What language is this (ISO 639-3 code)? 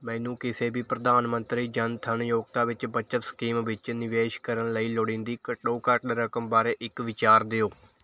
pan